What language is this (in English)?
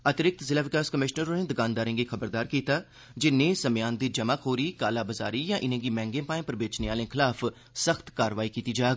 Dogri